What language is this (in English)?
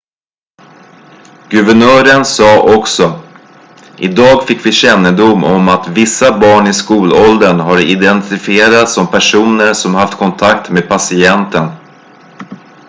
Swedish